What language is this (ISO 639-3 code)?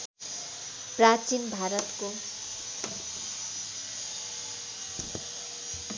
nep